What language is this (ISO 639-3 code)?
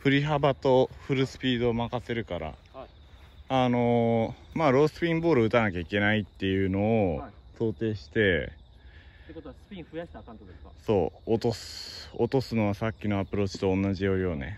jpn